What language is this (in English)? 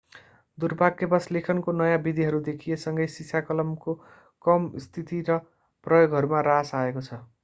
Nepali